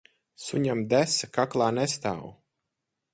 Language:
Latvian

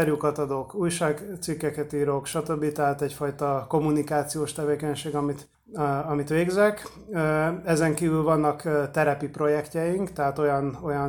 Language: Hungarian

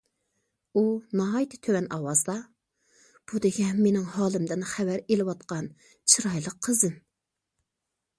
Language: Uyghur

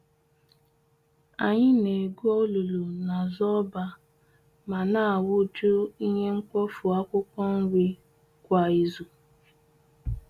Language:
Igbo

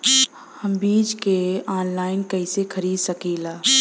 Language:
Bhojpuri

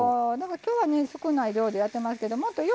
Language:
Japanese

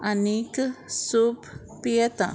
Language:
Konkani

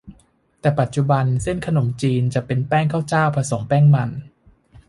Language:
Thai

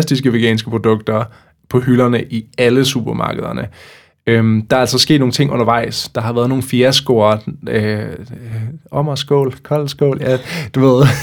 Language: Danish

